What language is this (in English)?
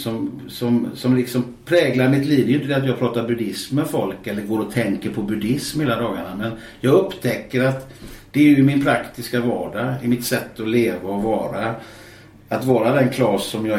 Swedish